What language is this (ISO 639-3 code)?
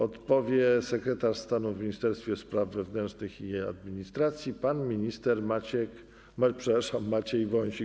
pol